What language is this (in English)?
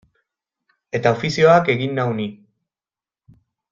Basque